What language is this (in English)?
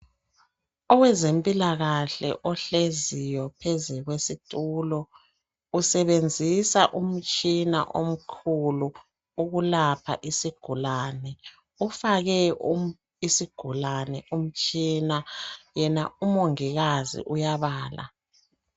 North Ndebele